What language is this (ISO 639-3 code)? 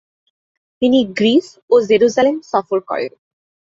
ben